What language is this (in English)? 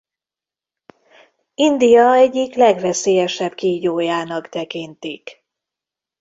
Hungarian